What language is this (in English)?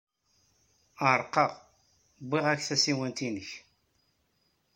Kabyle